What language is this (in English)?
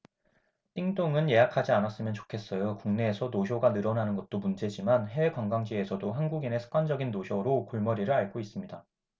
Korean